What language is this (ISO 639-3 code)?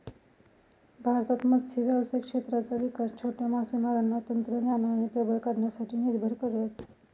mar